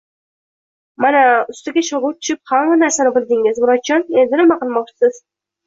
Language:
Uzbek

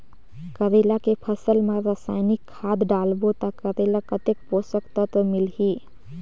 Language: Chhattisgarhi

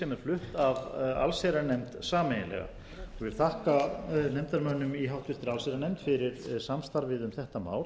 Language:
Icelandic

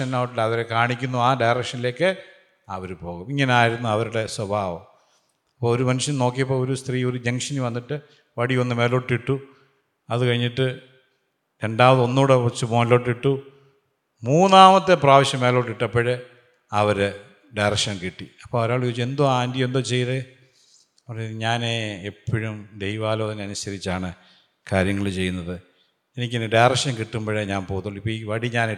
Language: Malayalam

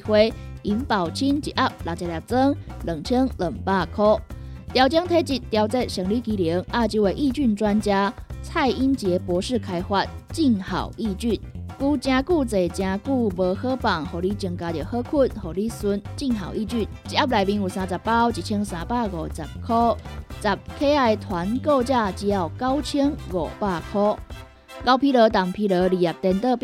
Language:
Chinese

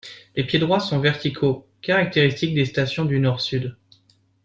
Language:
French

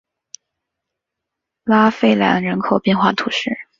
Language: Chinese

